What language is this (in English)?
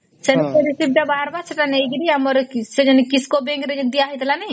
Odia